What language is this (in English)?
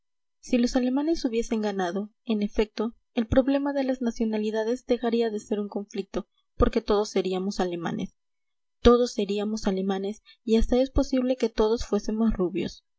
Spanish